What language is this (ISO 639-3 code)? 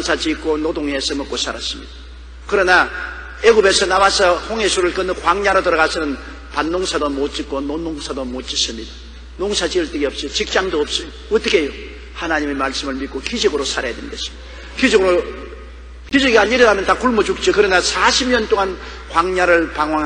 kor